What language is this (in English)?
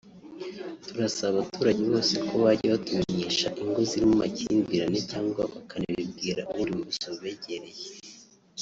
Kinyarwanda